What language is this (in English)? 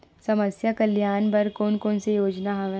Chhattisgarhi